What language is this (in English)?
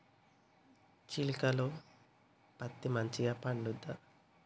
Telugu